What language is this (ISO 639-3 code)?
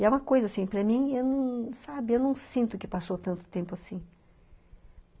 por